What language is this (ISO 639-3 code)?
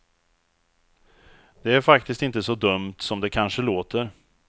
swe